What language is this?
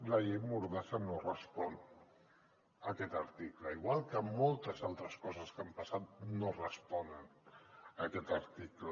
Catalan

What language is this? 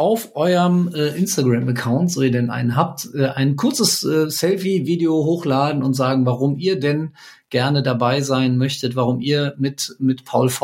German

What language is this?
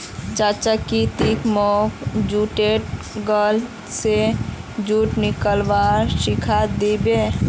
Magahi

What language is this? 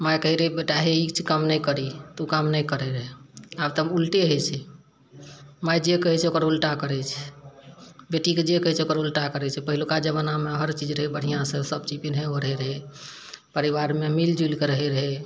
Maithili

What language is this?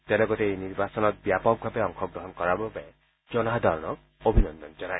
Assamese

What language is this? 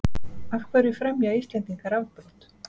Icelandic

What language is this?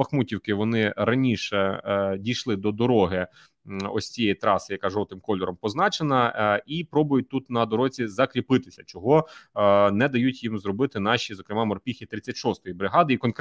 Ukrainian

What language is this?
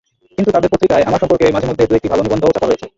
Bangla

